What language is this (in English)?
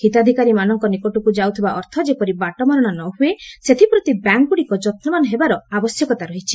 Odia